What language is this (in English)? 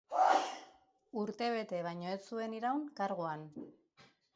Basque